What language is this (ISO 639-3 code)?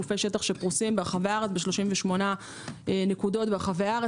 heb